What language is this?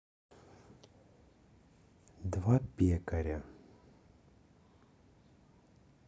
Russian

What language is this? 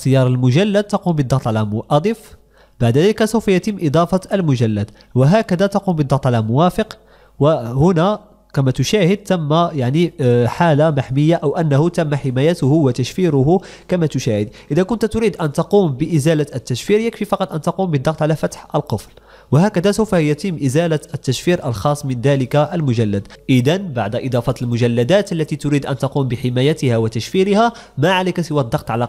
Arabic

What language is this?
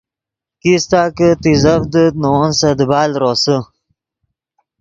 Yidgha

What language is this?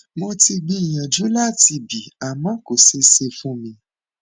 Yoruba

